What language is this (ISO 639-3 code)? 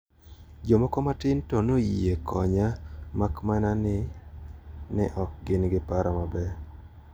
luo